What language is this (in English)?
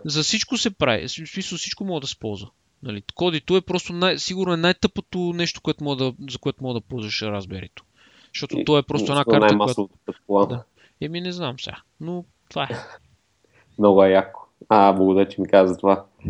Bulgarian